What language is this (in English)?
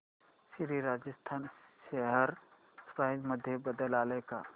Marathi